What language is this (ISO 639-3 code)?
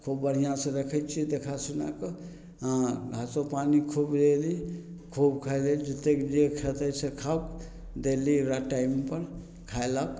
mai